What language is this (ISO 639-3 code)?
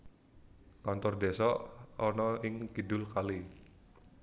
jav